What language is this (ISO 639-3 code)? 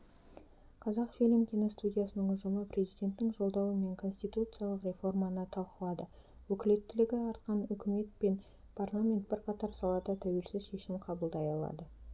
kaz